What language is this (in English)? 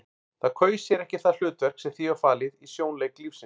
Icelandic